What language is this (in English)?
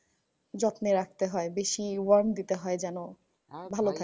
Bangla